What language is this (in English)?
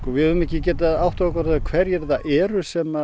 Icelandic